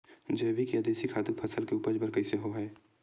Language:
Chhattisgarhi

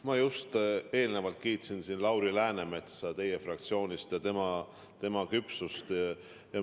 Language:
Estonian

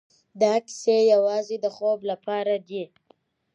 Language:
Pashto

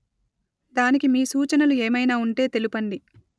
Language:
Telugu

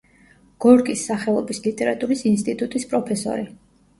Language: Georgian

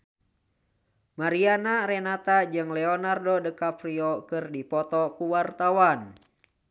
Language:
Sundanese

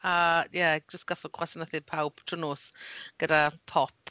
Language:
Welsh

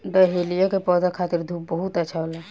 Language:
Bhojpuri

